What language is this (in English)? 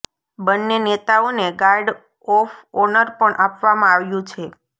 Gujarati